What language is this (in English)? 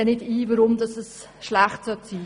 Swiss German